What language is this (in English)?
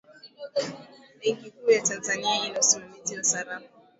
Swahili